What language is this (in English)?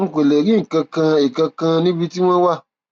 Yoruba